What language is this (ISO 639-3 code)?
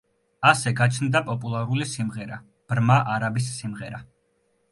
kat